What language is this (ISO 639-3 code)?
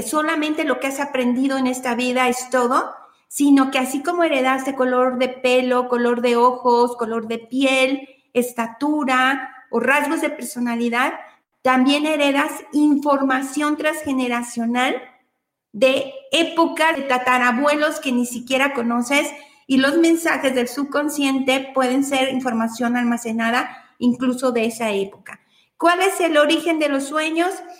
spa